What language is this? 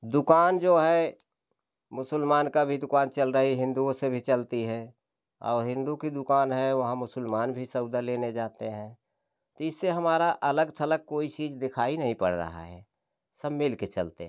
Hindi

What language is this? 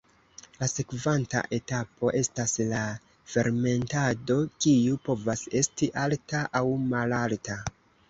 Esperanto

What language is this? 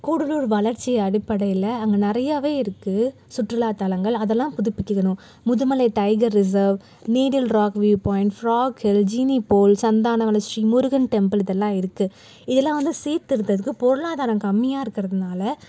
Tamil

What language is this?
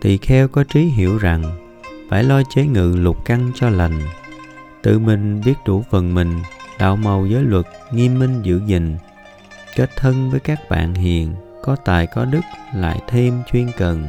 Vietnamese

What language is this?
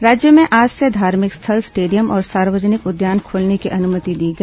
Hindi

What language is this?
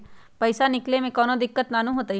Magahi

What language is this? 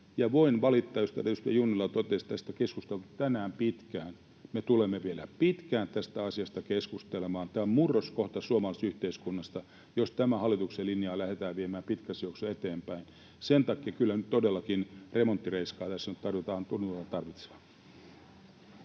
Finnish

